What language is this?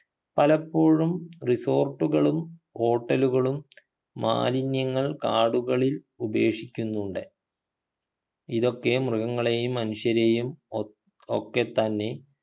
Malayalam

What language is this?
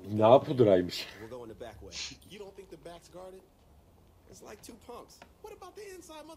Turkish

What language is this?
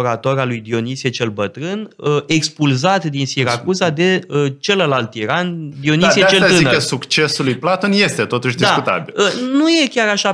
Romanian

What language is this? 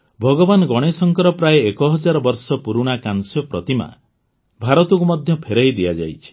Odia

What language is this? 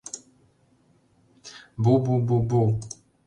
Mari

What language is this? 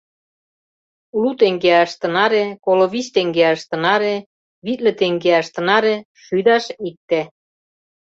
Mari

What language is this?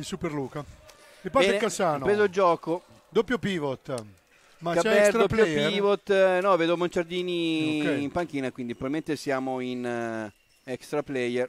Italian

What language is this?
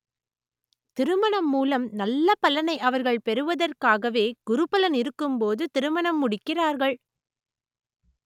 Tamil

